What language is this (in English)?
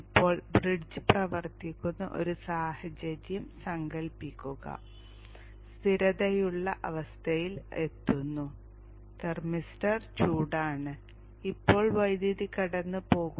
Malayalam